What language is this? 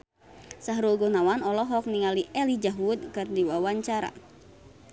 Sundanese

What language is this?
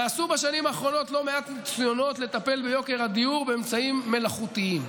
Hebrew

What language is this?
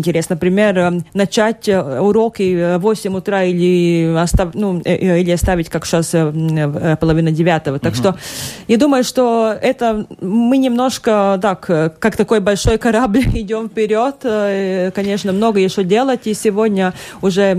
Russian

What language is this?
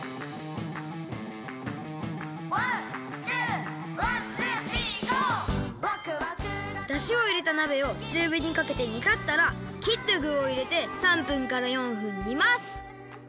Japanese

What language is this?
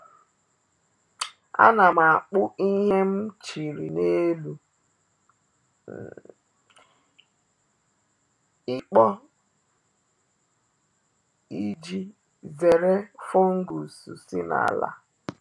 Igbo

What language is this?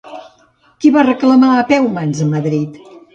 Catalan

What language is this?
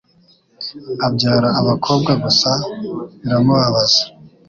Kinyarwanda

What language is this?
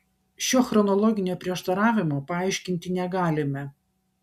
Lithuanian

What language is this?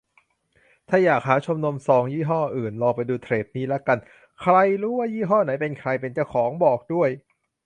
Thai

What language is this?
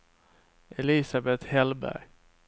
Swedish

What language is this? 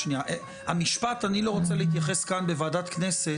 Hebrew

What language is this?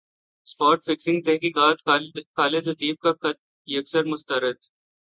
Urdu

